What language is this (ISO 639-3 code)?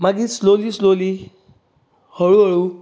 kok